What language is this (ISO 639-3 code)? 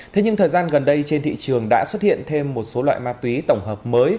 vie